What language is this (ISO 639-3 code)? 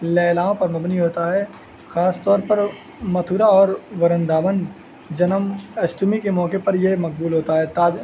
urd